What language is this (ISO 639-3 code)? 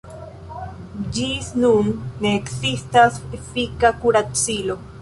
epo